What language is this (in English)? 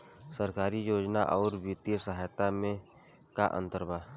Bhojpuri